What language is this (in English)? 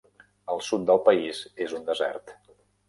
Catalan